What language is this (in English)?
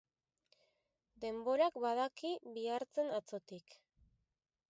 Basque